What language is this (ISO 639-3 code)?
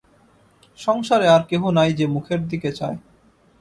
ben